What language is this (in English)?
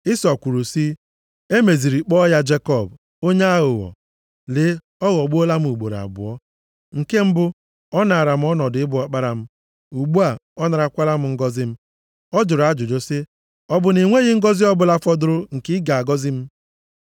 Igbo